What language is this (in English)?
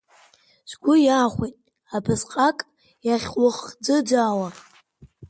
Abkhazian